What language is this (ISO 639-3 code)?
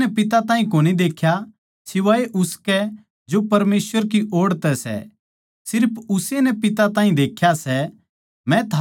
bgc